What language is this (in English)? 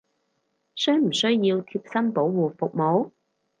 Cantonese